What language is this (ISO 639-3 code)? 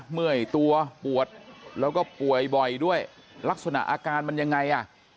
tha